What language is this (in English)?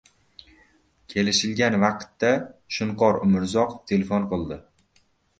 Uzbek